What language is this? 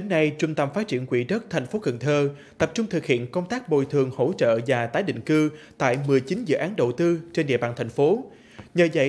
Vietnamese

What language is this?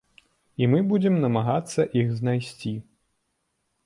Belarusian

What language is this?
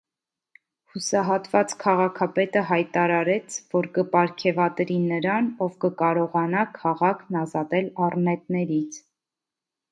Armenian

